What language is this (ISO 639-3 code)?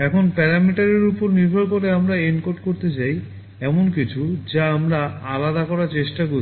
ben